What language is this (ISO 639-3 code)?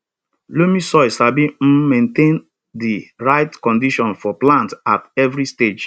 pcm